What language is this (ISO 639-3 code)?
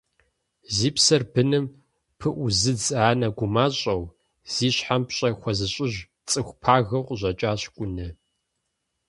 kbd